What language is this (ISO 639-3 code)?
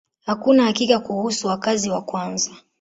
swa